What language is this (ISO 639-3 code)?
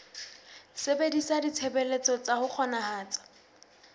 sot